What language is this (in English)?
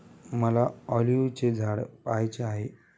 Marathi